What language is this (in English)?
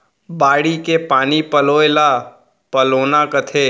Chhattisgarhi